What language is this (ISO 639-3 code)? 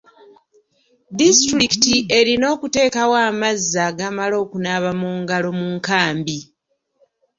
lug